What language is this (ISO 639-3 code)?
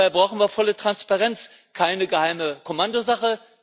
deu